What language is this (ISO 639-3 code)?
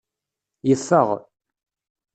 kab